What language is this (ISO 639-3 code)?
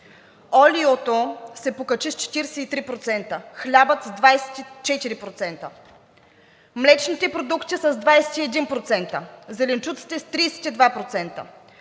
bul